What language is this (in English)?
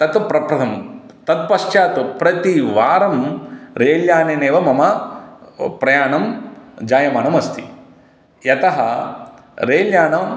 Sanskrit